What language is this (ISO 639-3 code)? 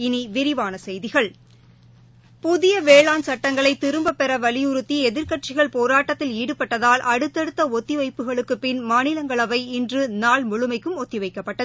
tam